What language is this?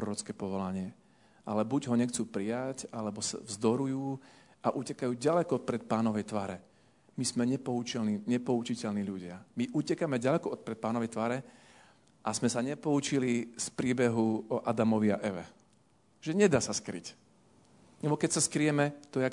Slovak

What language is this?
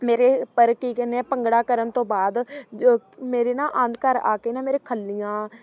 Punjabi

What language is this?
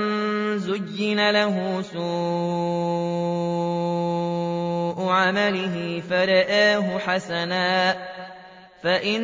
Arabic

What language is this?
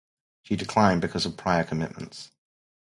English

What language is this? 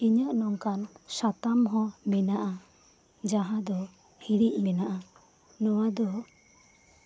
Santali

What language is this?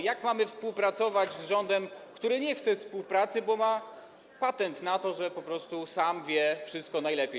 Polish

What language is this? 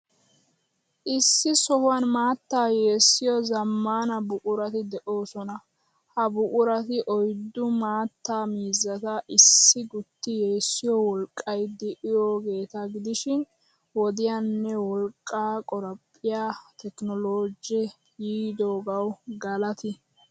Wolaytta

